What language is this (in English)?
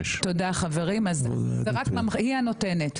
Hebrew